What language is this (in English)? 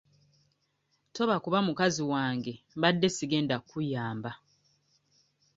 Ganda